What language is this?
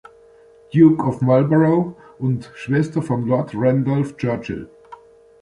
German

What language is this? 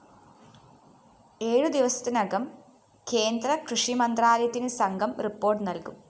Malayalam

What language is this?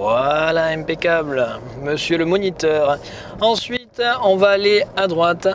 French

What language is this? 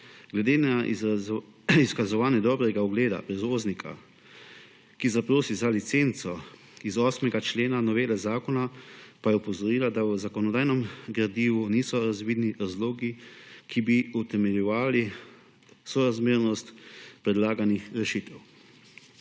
Slovenian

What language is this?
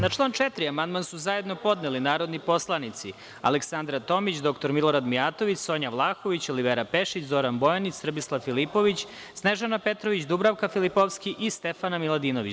Serbian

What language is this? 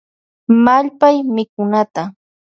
Loja Highland Quichua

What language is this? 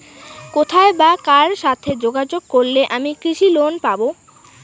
Bangla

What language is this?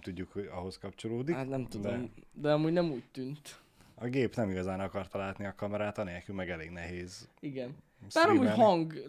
Hungarian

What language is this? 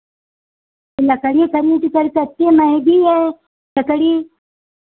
Hindi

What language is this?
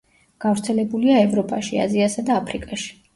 Georgian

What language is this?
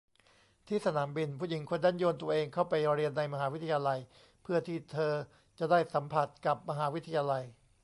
Thai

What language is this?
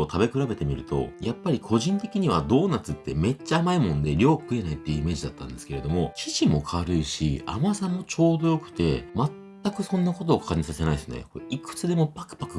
Japanese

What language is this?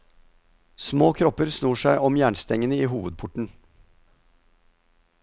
Norwegian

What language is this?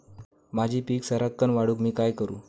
Marathi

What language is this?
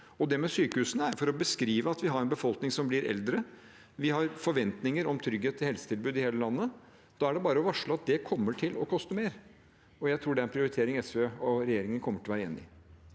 Norwegian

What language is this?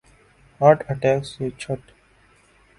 Urdu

